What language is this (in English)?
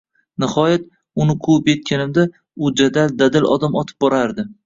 Uzbek